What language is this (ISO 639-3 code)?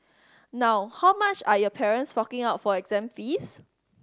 eng